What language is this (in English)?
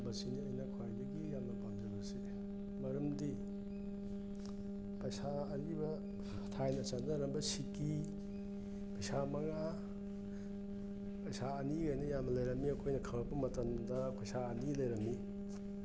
Manipuri